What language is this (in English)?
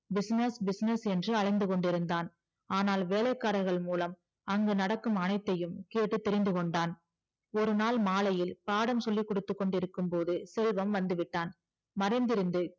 Tamil